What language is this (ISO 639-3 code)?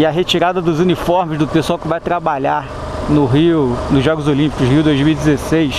por